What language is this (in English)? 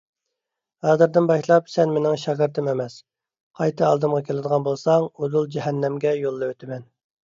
Uyghur